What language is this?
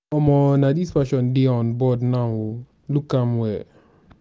Nigerian Pidgin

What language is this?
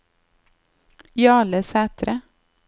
Norwegian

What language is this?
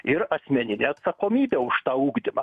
Lithuanian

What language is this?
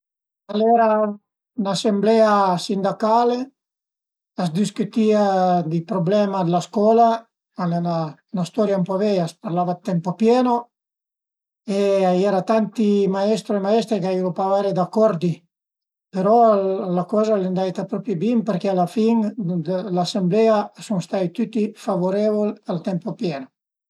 Piedmontese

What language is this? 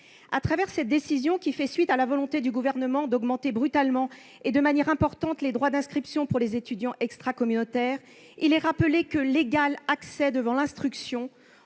French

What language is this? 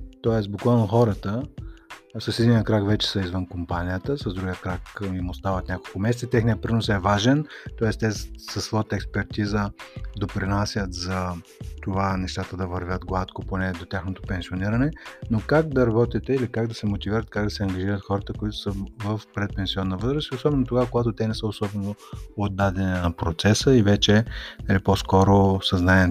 Bulgarian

